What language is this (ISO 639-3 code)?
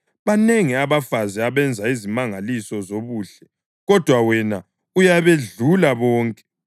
nde